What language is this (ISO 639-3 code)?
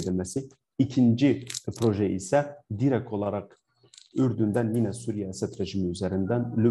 tur